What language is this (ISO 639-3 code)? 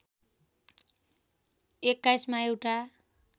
nep